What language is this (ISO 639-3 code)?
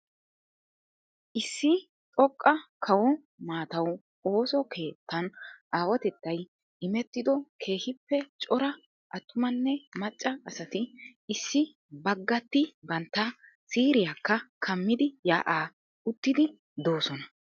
wal